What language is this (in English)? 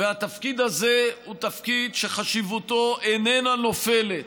Hebrew